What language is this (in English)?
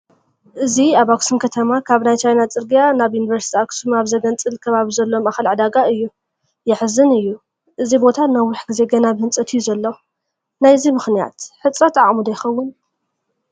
Tigrinya